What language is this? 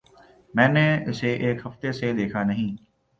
Urdu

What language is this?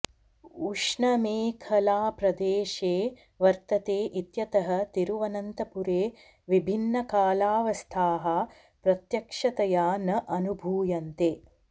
Sanskrit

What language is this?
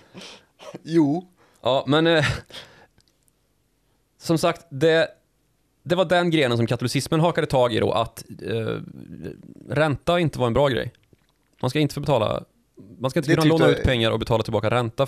Swedish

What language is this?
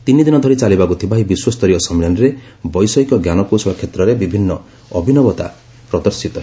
Odia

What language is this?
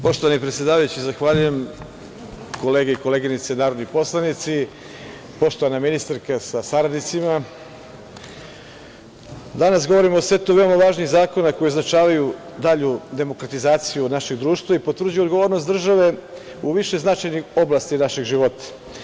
Serbian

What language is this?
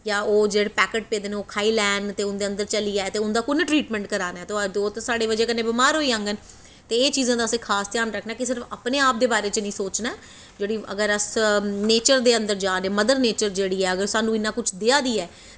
Dogri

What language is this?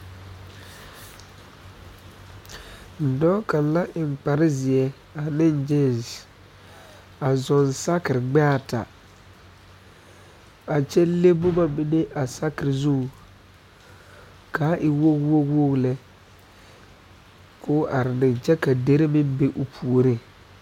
Southern Dagaare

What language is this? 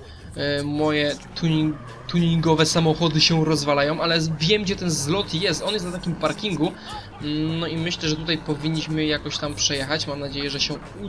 Polish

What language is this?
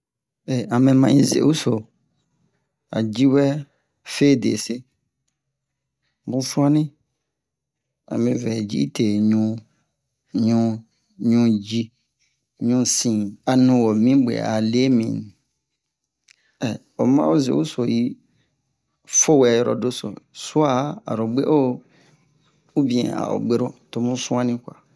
Bomu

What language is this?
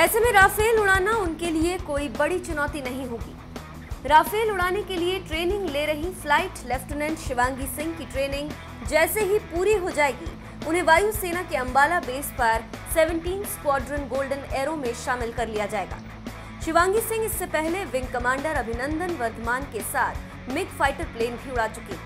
Hindi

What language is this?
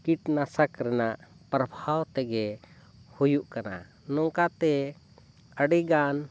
Santali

